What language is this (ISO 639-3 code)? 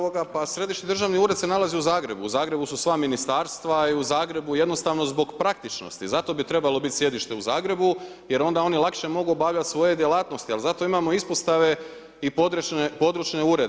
hrv